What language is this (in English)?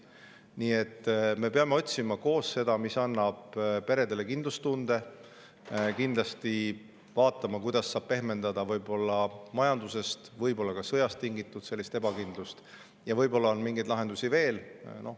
Estonian